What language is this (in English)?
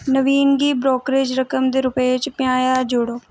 Dogri